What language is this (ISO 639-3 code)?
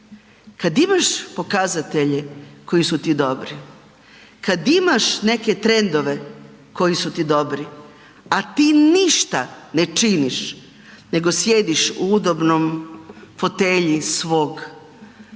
hrv